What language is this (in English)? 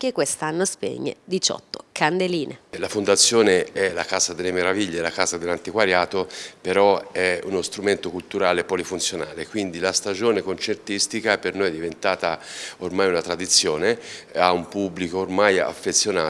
Italian